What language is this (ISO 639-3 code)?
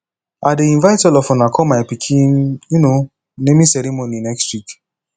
pcm